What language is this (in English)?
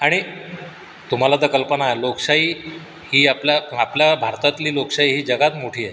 Marathi